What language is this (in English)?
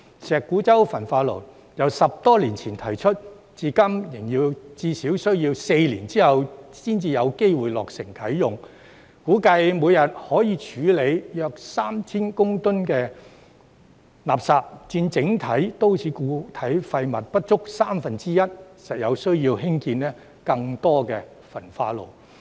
Cantonese